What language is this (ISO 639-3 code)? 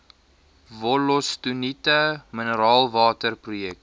afr